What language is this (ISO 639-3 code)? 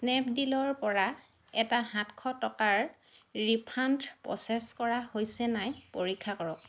asm